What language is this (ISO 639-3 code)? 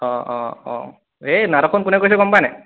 asm